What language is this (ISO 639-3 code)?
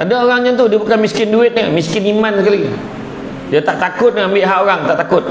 msa